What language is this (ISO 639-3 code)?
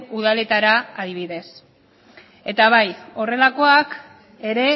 eus